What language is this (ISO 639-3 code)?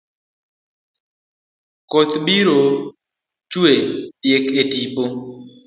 luo